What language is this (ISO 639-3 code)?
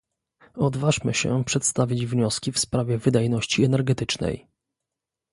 pol